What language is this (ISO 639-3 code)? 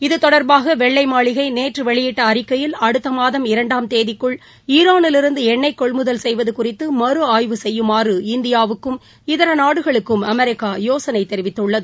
tam